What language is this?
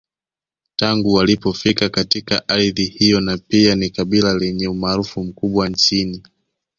Swahili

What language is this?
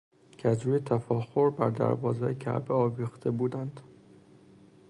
Persian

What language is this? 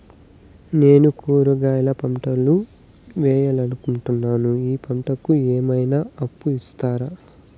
Telugu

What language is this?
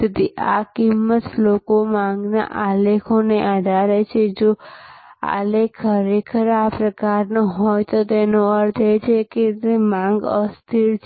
Gujarati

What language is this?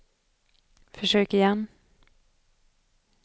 Swedish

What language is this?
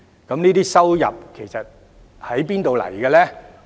Cantonese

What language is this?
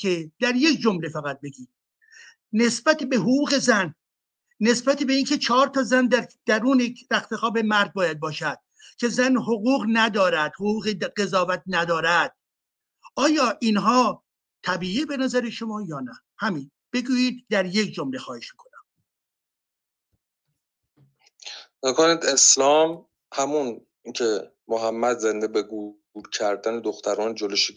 Persian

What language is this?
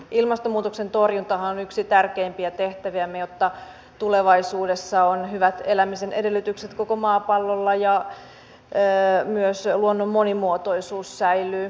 Finnish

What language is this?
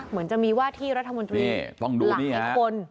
Thai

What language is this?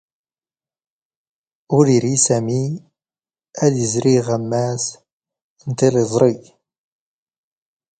Standard Moroccan Tamazight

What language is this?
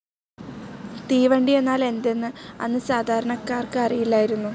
Malayalam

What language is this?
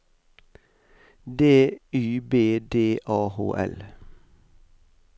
Norwegian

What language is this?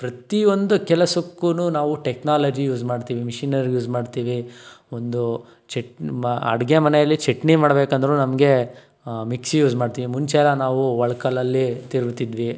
Kannada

